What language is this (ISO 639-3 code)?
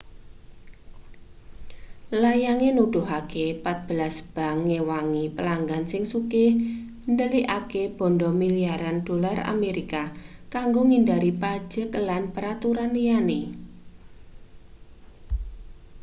jav